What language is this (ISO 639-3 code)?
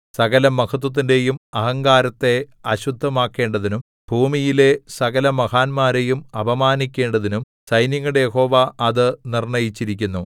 mal